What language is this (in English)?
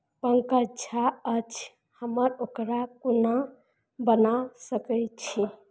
Maithili